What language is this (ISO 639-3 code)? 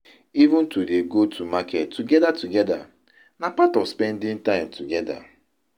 pcm